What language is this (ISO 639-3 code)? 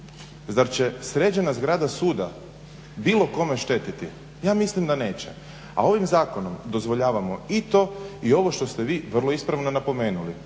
hrv